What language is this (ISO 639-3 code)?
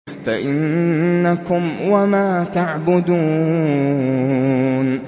ara